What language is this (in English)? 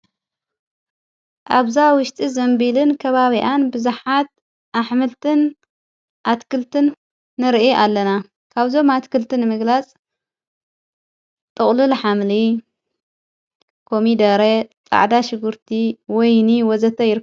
Tigrinya